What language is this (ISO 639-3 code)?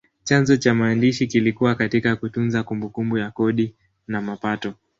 swa